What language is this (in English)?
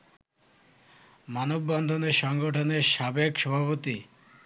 Bangla